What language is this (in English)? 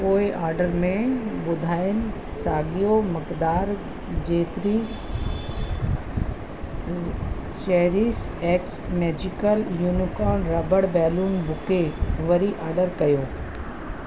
Sindhi